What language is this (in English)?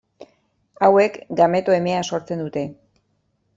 Basque